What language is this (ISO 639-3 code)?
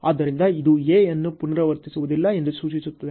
kan